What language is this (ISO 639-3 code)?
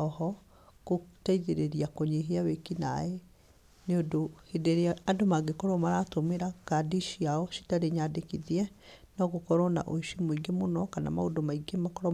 kik